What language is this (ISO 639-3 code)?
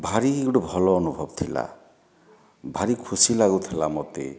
ori